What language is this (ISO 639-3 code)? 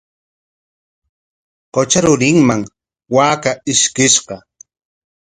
qwa